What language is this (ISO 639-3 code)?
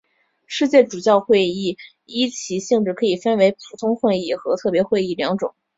zho